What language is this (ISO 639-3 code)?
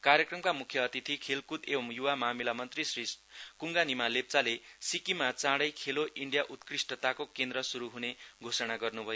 nep